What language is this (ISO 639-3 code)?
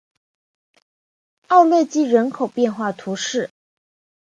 zho